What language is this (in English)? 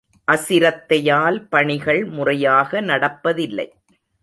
Tamil